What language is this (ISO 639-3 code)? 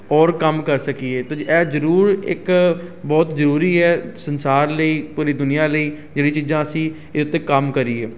pan